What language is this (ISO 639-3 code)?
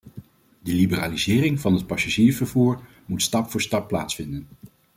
nld